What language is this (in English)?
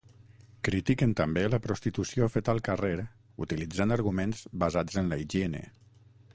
Catalan